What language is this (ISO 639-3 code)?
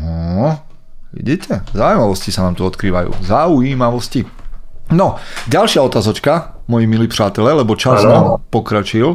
slk